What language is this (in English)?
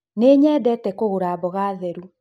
Kikuyu